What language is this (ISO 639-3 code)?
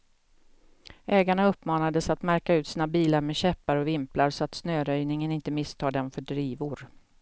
swe